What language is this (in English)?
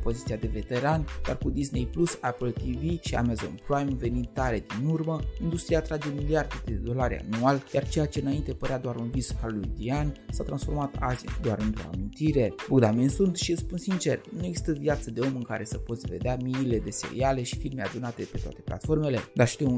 Romanian